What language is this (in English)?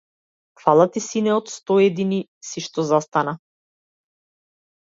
Macedonian